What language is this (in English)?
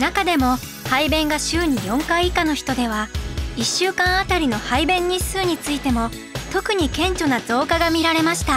Japanese